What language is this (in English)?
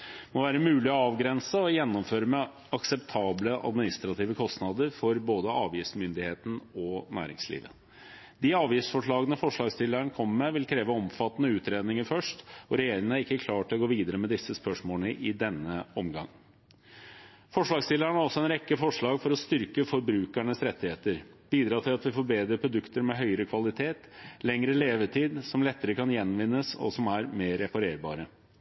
Norwegian Bokmål